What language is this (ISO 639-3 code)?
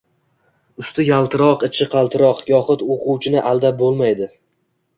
uzb